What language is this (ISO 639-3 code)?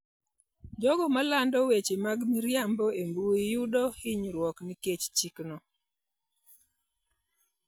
luo